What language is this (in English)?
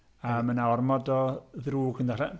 Welsh